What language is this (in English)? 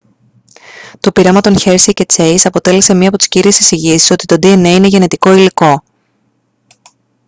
Greek